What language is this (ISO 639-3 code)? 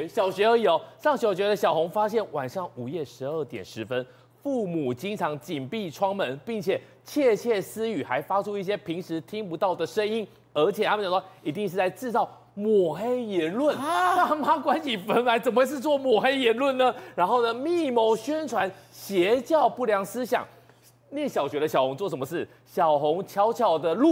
zho